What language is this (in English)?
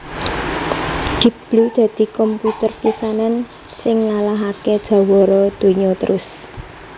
Javanese